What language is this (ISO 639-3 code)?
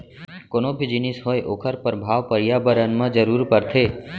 hne